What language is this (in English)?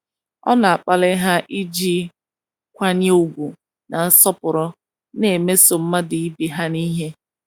Igbo